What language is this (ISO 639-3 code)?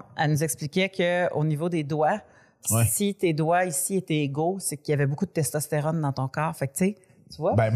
fra